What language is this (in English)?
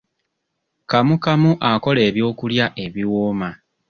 Ganda